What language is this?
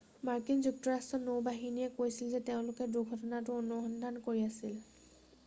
Assamese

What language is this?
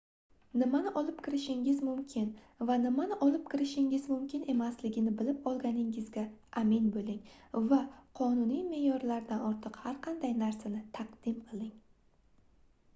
Uzbek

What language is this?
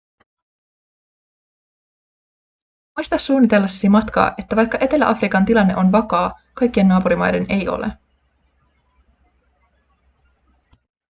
Finnish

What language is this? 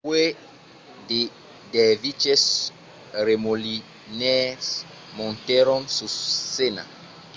Occitan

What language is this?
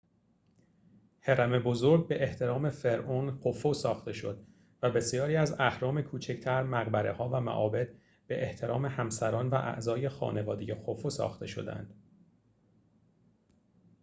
Persian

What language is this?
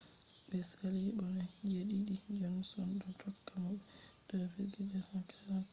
Fula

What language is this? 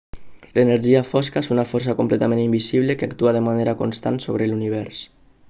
Catalan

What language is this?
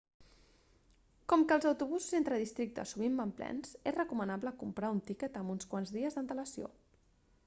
Catalan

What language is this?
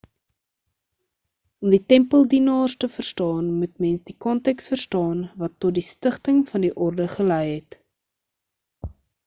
Afrikaans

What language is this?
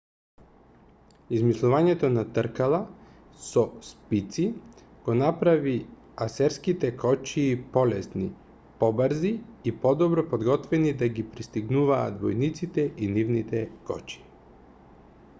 Macedonian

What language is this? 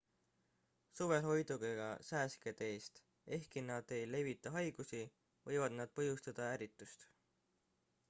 Estonian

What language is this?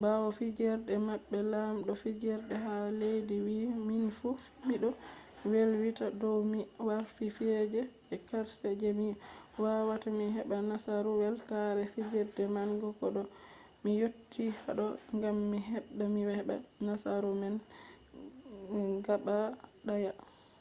Fula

